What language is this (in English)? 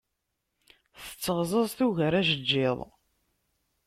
Kabyle